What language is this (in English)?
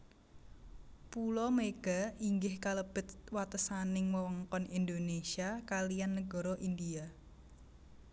Javanese